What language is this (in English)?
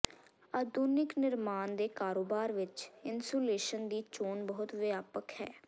Punjabi